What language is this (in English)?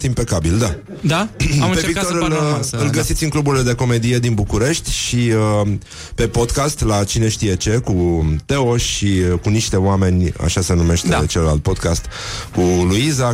Romanian